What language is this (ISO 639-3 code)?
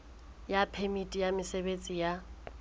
sot